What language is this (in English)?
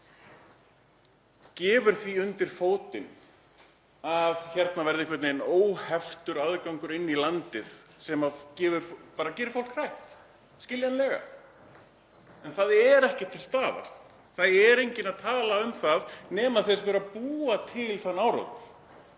Icelandic